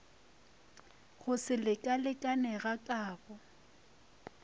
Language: Northern Sotho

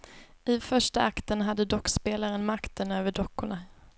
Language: Swedish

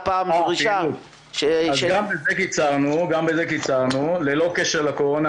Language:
Hebrew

